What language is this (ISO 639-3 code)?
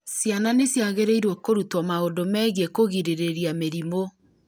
kik